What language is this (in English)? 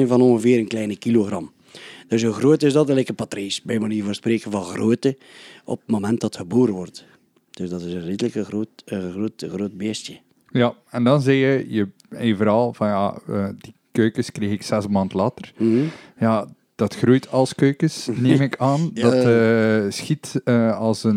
Dutch